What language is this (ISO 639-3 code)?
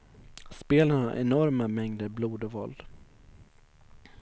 swe